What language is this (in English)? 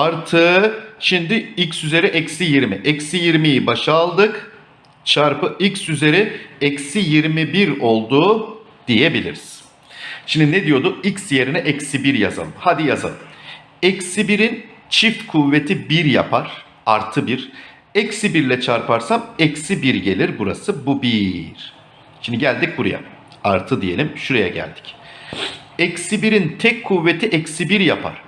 Turkish